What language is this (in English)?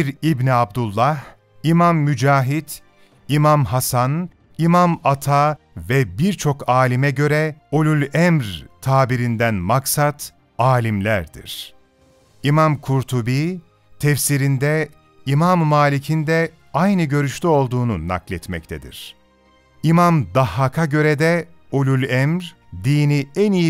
Turkish